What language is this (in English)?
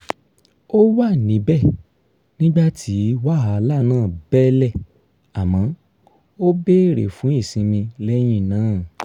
Yoruba